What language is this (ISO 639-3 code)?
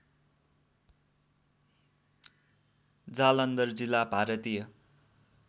nep